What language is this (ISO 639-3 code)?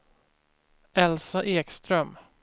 swe